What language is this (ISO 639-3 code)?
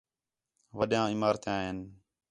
xhe